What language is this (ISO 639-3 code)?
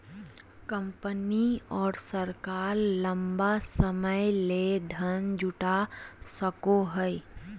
mag